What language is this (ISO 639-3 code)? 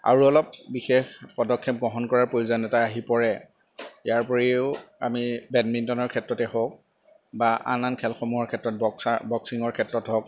asm